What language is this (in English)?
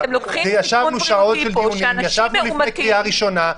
Hebrew